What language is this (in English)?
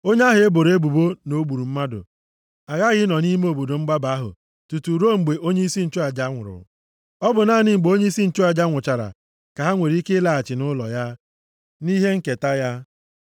Igbo